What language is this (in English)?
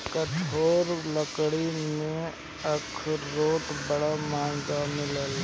Bhojpuri